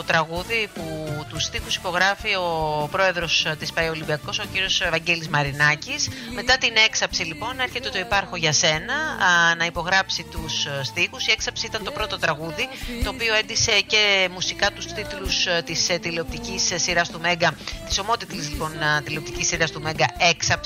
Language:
Greek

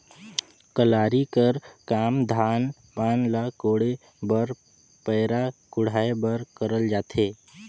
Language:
Chhattisgarhi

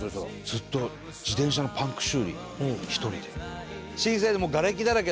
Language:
Japanese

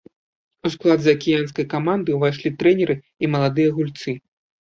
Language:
Belarusian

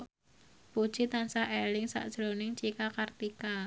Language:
Javanese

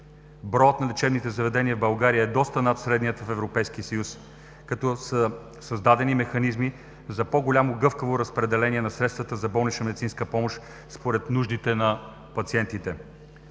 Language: Bulgarian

